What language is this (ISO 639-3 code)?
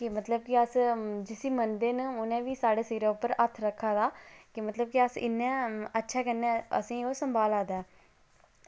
doi